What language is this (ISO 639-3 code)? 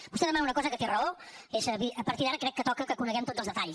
cat